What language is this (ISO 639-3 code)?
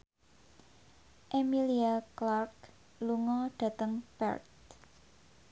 jav